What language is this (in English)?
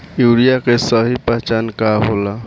Bhojpuri